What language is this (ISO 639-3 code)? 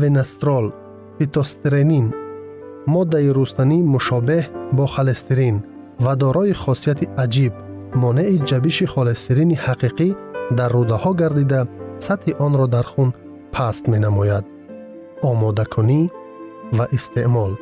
fas